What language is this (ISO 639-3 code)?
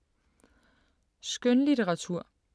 dan